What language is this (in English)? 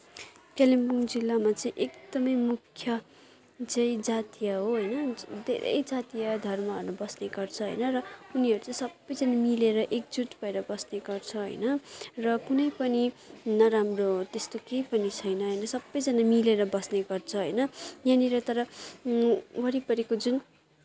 Nepali